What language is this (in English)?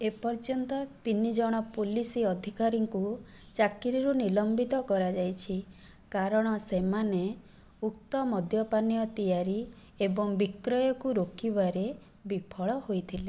Odia